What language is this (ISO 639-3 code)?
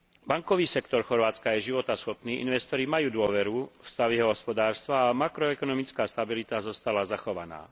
slk